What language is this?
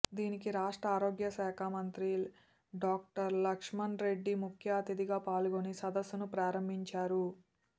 Telugu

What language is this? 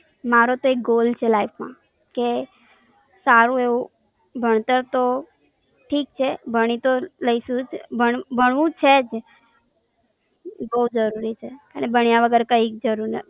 Gujarati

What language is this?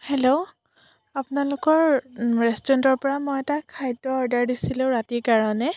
Assamese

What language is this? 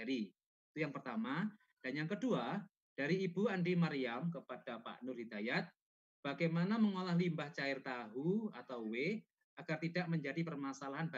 Indonesian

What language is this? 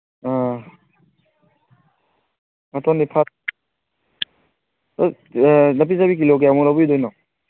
Manipuri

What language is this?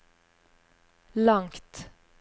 Norwegian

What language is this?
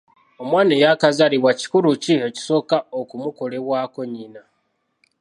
Ganda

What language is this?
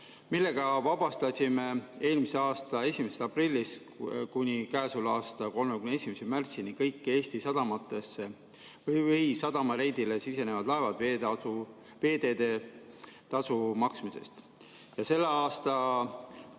Estonian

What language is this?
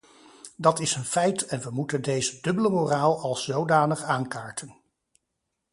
Dutch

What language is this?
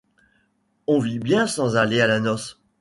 French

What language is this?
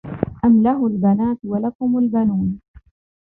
Arabic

